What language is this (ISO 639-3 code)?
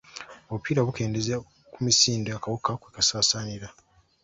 lug